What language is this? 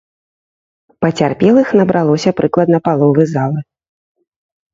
Belarusian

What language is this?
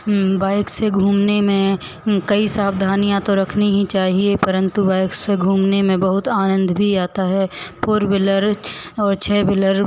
Hindi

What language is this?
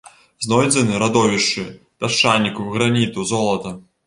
Belarusian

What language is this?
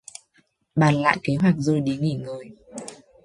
Vietnamese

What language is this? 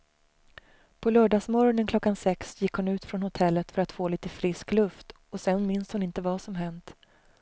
Swedish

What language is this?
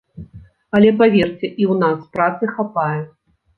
Belarusian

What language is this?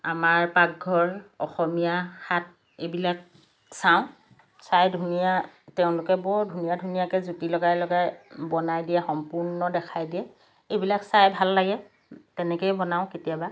Assamese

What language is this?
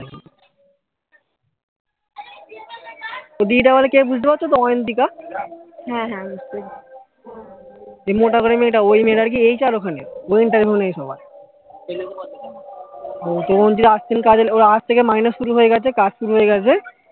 Bangla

